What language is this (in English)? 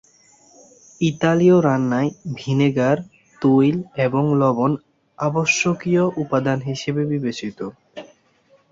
Bangla